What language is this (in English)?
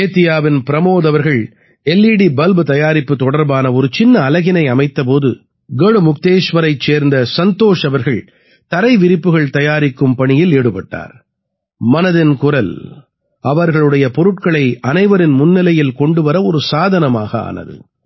Tamil